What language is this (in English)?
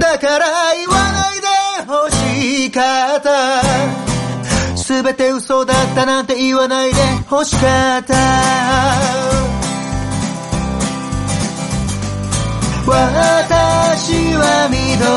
Japanese